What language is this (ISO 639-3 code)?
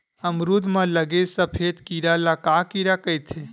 hne